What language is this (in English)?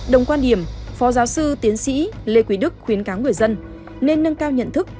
Vietnamese